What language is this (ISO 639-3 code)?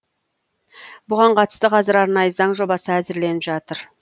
kaz